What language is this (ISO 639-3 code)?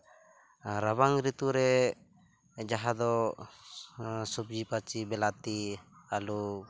sat